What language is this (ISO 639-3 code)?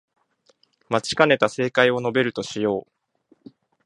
jpn